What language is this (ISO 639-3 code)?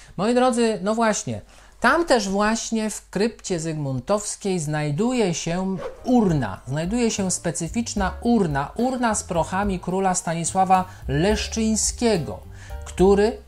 pol